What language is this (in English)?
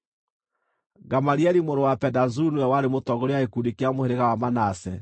Kikuyu